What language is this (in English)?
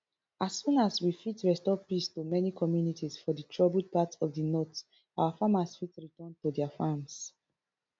Nigerian Pidgin